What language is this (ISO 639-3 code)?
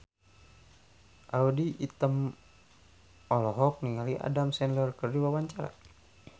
sun